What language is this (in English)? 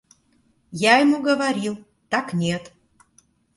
Russian